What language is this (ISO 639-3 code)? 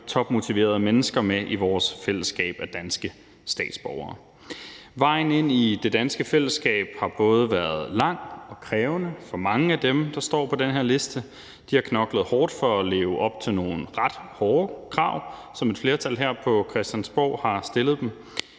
dan